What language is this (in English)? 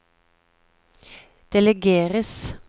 Norwegian